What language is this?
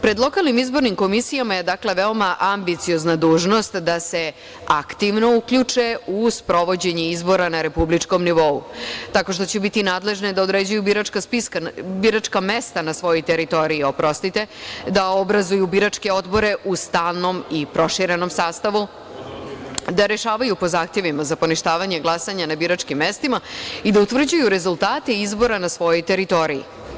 Serbian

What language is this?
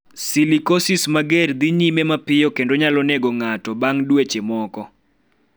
Luo (Kenya and Tanzania)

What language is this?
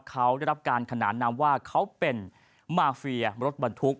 Thai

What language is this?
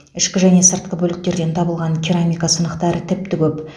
Kazakh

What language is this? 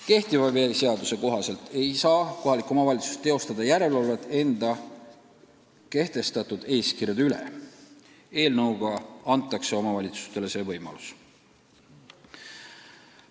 Estonian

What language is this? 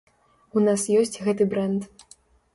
Belarusian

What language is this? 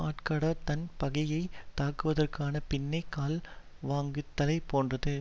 Tamil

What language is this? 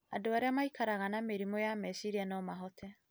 Kikuyu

